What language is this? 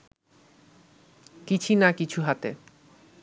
Bangla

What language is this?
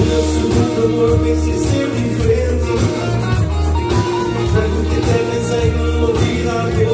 Romanian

